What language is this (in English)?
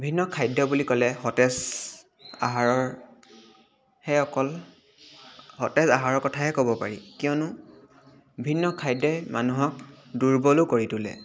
Assamese